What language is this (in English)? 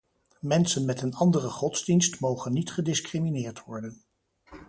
Dutch